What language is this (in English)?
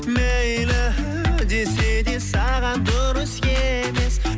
Kazakh